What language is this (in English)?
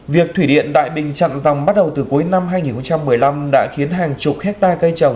Vietnamese